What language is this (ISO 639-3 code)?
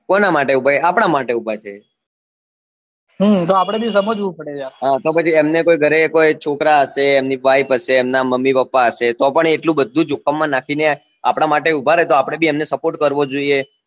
guj